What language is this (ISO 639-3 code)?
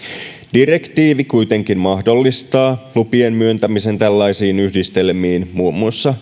fin